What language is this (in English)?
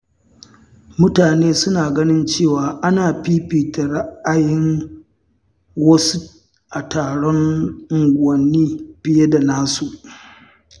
Hausa